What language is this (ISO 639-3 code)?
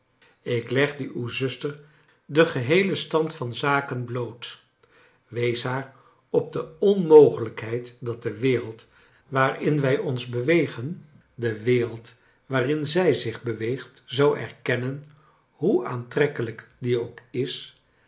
nld